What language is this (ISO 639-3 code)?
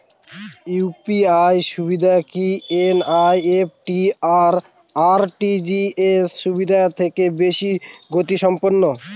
ben